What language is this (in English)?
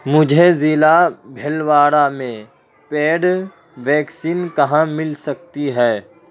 Urdu